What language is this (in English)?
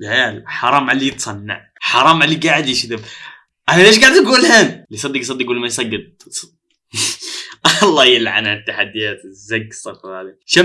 Arabic